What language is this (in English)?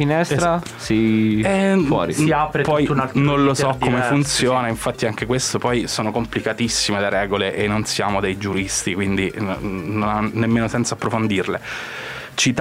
Italian